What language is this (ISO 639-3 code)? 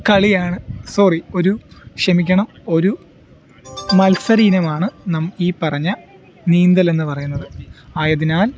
mal